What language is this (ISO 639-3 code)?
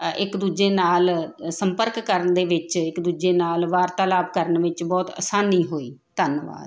pan